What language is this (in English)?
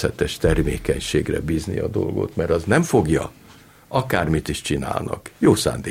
Hungarian